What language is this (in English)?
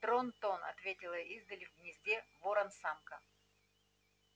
Russian